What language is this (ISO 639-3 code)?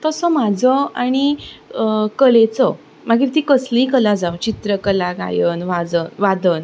kok